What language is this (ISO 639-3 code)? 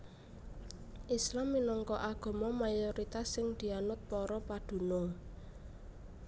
jav